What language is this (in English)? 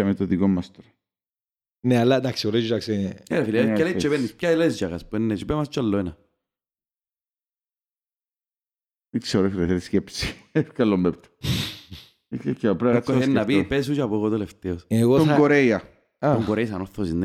Greek